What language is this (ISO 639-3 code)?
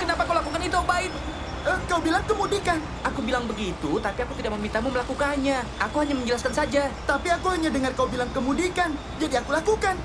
ind